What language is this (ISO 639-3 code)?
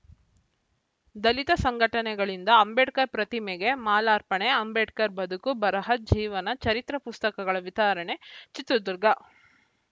kan